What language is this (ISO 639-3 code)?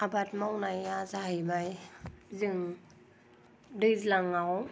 brx